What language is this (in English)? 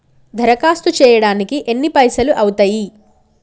Telugu